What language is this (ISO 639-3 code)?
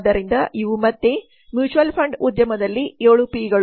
kan